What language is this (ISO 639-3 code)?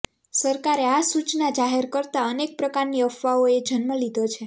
guj